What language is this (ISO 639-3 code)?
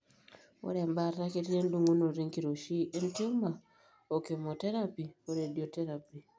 mas